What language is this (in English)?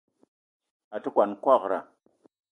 Eton (Cameroon)